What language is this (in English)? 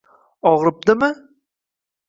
Uzbek